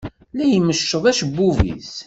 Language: Kabyle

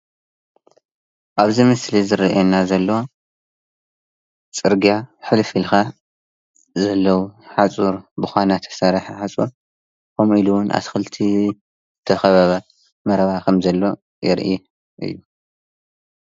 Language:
Tigrinya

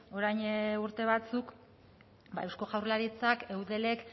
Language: Basque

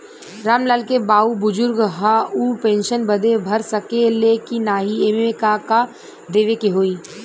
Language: Bhojpuri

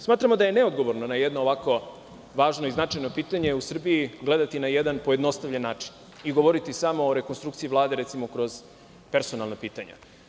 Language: Serbian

